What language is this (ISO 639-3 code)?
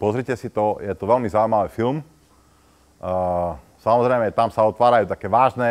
slk